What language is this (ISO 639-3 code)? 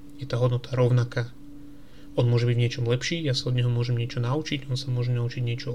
slk